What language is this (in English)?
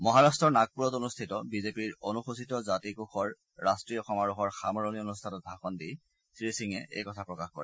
Assamese